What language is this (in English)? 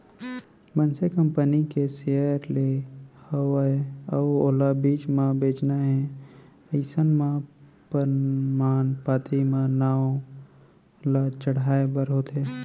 Chhattisgarhi